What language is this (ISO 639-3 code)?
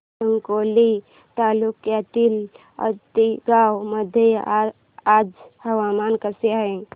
mar